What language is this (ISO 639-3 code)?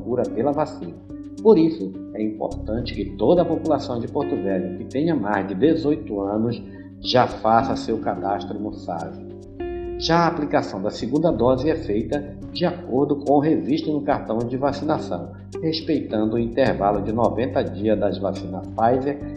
por